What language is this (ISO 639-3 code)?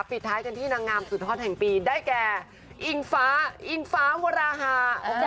tha